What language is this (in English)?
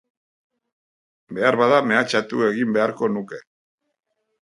Basque